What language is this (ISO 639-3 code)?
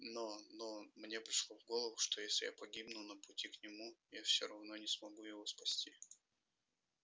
rus